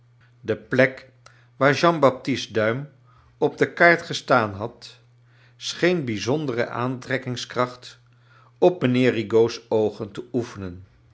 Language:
Dutch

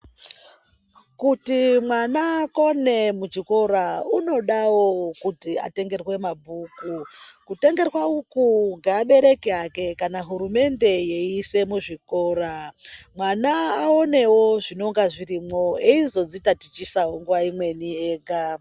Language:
Ndau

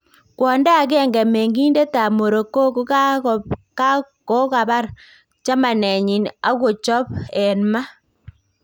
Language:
Kalenjin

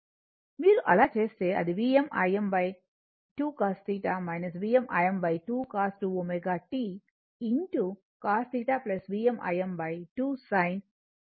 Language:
Telugu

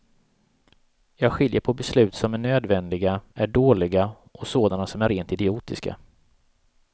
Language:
Swedish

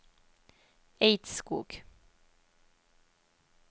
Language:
Norwegian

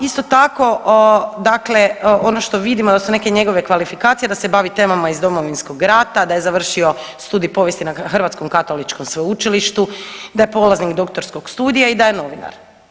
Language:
Croatian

